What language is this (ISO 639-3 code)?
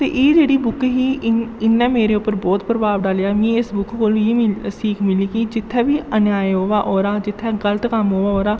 doi